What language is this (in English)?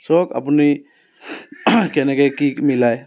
Assamese